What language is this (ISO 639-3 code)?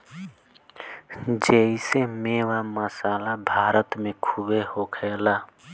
bho